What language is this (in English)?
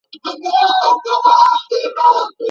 Pashto